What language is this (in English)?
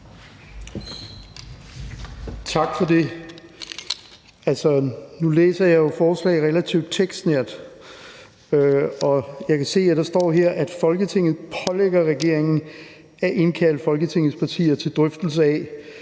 Danish